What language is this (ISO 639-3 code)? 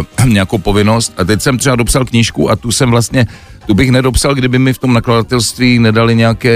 ces